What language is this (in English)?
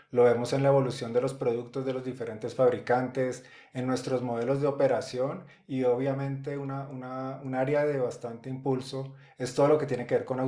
Spanish